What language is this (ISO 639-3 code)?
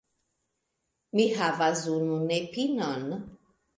epo